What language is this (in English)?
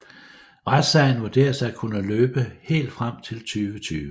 Danish